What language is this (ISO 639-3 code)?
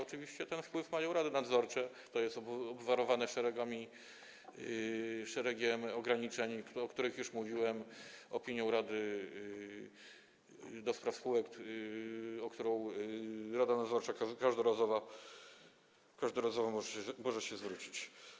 pol